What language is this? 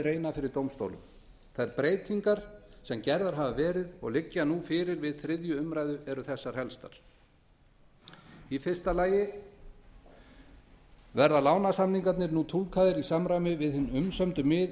Icelandic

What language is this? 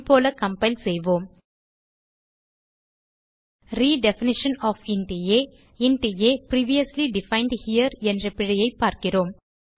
Tamil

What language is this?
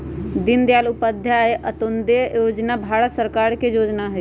Magahi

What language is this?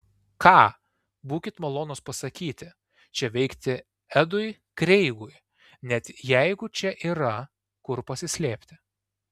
Lithuanian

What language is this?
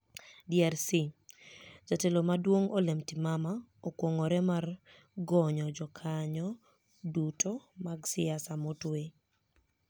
Luo (Kenya and Tanzania)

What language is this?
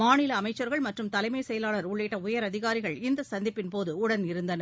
Tamil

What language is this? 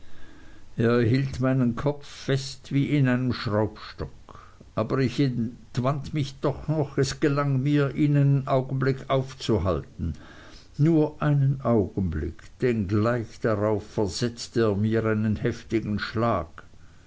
German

